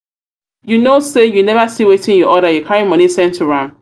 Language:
Nigerian Pidgin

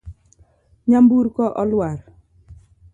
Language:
Luo (Kenya and Tanzania)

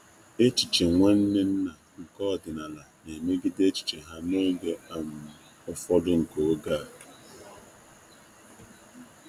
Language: Igbo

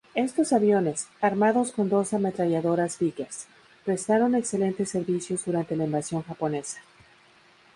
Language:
Spanish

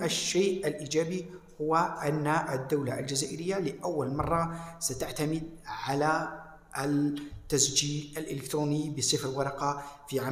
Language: Arabic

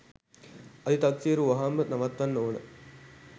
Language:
Sinhala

